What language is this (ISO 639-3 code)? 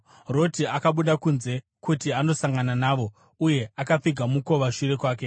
sna